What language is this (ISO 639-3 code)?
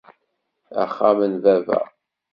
kab